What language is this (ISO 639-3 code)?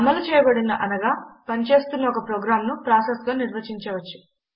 tel